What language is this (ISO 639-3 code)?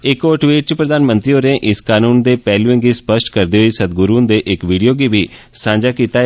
doi